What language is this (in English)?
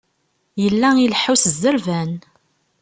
Kabyle